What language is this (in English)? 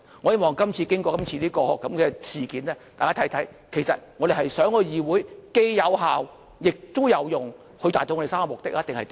Cantonese